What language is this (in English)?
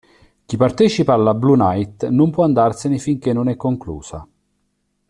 Italian